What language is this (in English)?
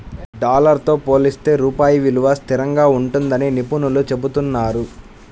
Telugu